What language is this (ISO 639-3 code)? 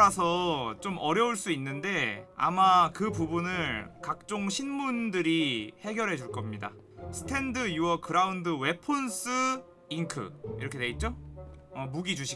kor